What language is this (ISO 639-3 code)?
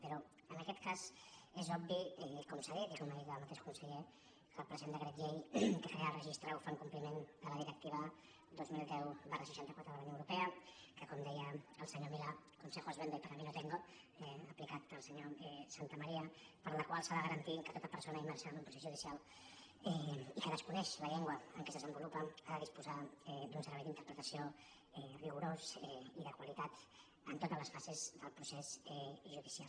cat